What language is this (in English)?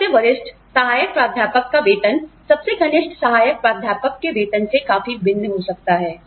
Hindi